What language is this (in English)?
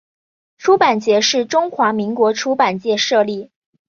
Chinese